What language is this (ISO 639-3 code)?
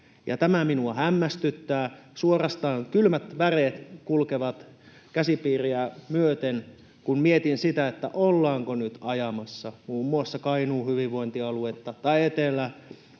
fin